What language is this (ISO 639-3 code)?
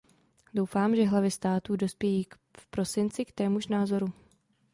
ces